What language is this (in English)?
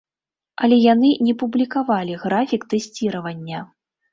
Belarusian